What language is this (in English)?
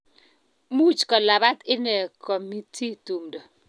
Kalenjin